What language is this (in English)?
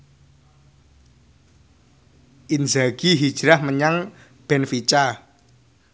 Javanese